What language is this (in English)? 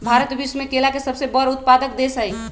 Magahi